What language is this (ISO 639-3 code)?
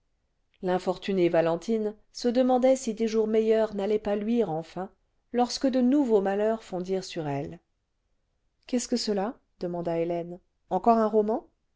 fra